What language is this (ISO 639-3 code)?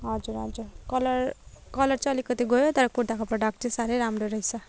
nep